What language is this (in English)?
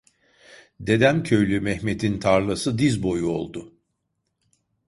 Turkish